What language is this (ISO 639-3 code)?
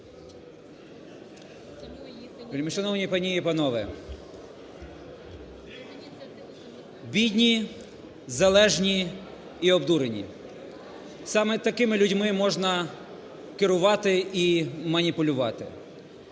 ukr